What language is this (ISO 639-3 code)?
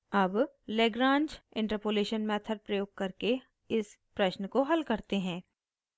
hin